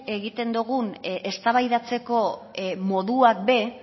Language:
Basque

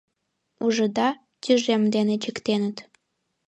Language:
Mari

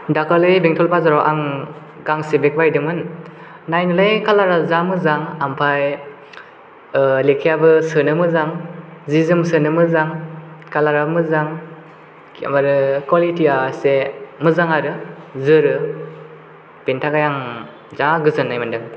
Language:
Bodo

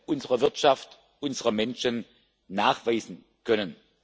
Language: German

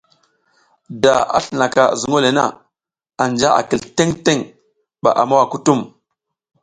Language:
South Giziga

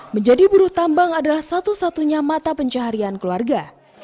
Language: Indonesian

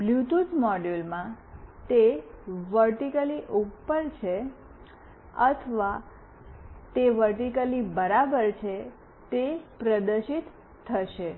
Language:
Gujarati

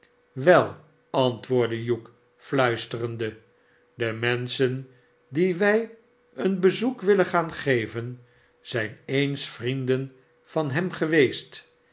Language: Dutch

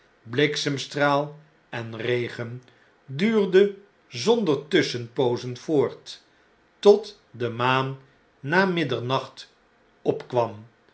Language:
Dutch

